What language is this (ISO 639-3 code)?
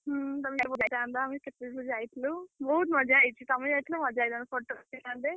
ori